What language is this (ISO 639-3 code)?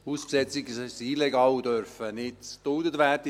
gsw